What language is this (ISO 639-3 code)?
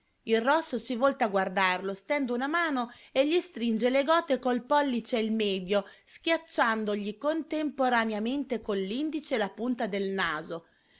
ita